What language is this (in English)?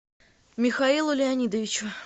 Russian